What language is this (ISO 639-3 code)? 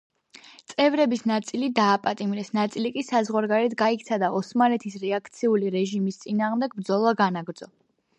kat